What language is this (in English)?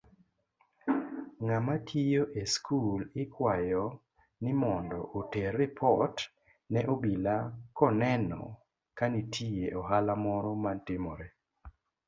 Luo (Kenya and Tanzania)